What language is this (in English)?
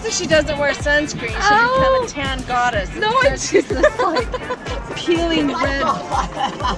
English